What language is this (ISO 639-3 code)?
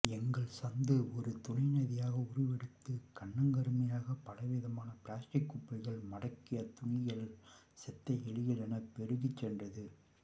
tam